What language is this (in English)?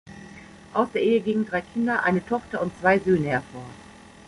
German